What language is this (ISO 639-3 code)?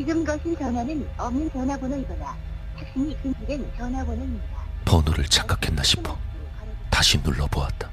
kor